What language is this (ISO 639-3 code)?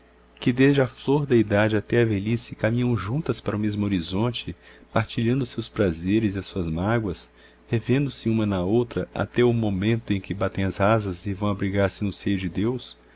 por